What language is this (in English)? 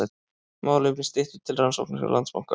Icelandic